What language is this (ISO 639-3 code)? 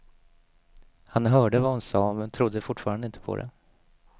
swe